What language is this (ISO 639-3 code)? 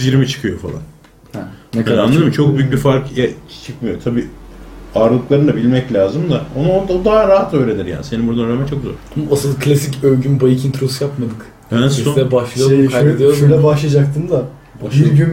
tur